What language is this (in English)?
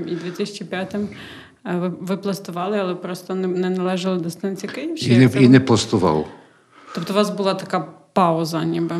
Ukrainian